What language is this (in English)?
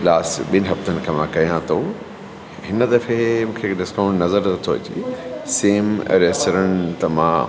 Sindhi